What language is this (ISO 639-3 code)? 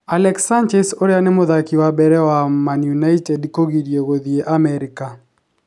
kik